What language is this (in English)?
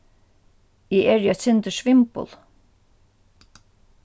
Faroese